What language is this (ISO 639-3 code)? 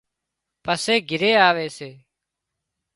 kxp